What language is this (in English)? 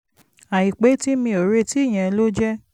Yoruba